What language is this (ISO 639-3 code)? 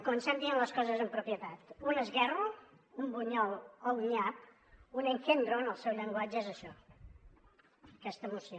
cat